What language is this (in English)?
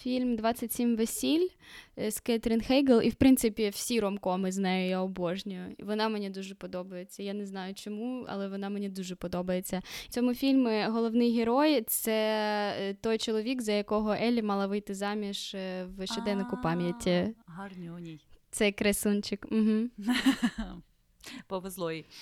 Ukrainian